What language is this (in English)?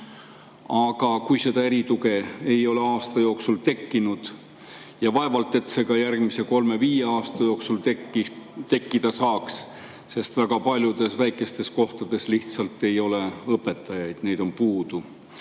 Estonian